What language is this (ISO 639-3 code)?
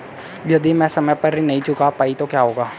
hin